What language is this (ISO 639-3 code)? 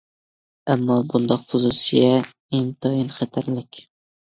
uig